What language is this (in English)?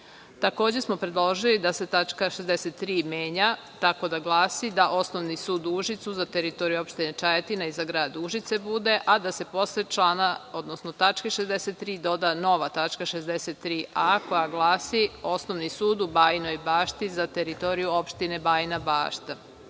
Serbian